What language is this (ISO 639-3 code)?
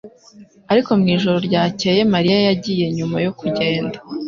kin